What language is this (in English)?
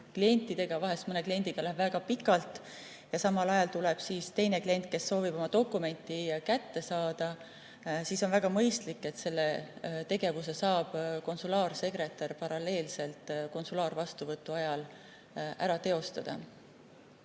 Estonian